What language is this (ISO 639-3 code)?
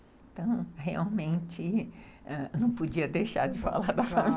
por